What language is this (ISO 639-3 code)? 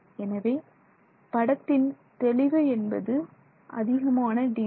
tam